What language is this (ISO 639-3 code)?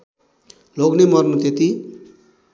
nep